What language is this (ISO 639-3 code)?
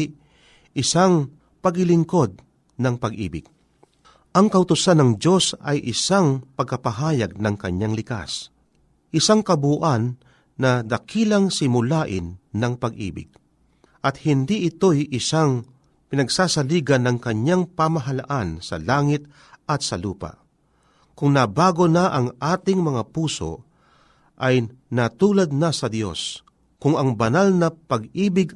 fil